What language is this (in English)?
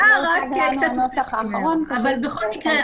Hebrew